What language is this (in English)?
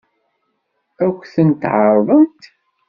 Kabyle